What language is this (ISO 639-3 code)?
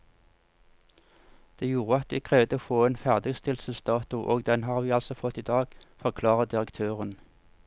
nor